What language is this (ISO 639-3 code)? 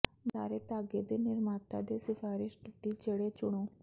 pan